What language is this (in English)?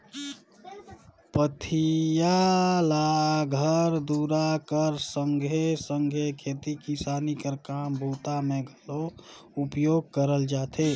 Chhattisgarhi